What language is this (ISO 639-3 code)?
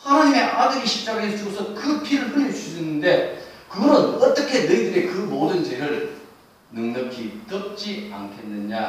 kor